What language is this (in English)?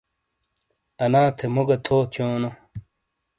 Shina